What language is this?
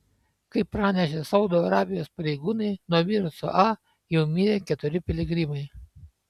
Lithuanian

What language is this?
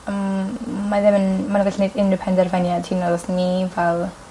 Welsh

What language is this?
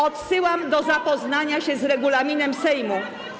Polish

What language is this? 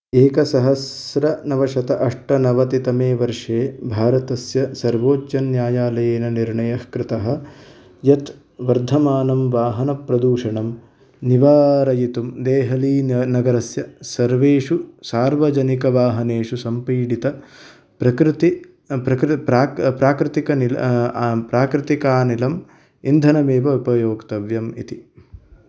Sanskrit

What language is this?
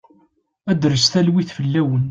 Kabyle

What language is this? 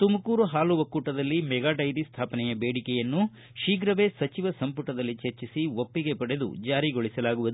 Kannada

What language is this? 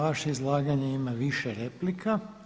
Croatian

